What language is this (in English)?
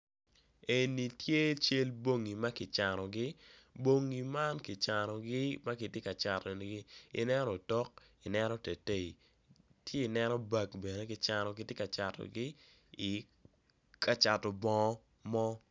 Acoli